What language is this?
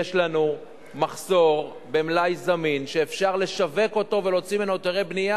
Hebrew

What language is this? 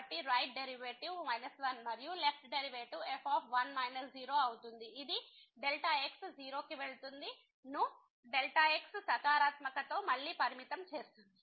Telugu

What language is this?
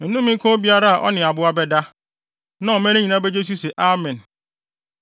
Akan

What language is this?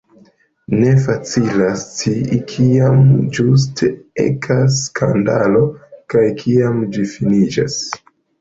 Esperanto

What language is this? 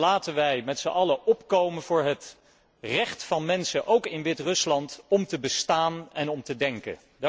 Dutch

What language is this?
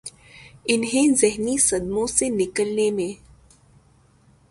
Urdu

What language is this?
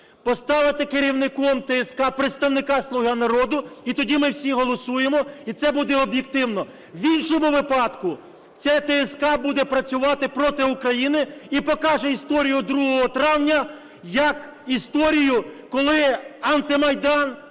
Ukrainian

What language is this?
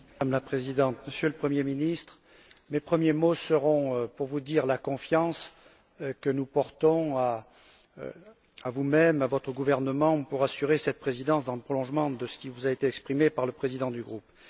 French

